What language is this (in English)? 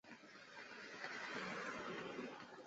Chinese